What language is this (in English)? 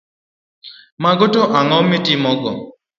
Luo (Kenya and Tanzania)